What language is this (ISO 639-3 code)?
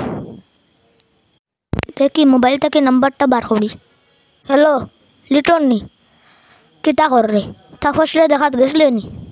ara